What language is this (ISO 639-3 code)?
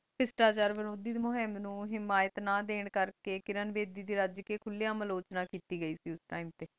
pan